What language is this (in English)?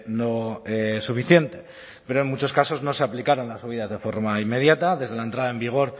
Spanish